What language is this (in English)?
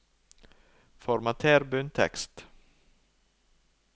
Norwegian